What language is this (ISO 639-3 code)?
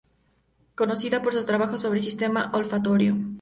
spa